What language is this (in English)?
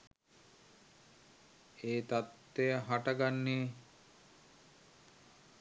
Sinhala